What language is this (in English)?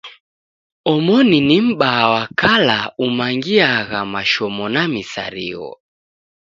Taita